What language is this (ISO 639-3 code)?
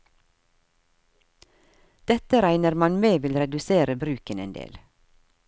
nor